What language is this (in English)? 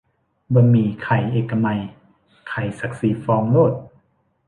Thai